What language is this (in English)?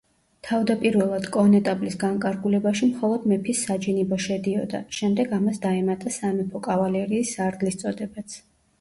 Georgian